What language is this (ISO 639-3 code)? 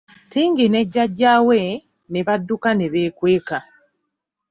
lug